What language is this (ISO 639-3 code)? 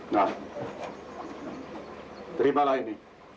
ind